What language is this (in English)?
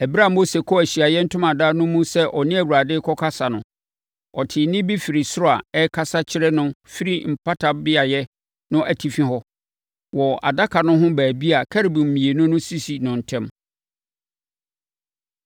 Akan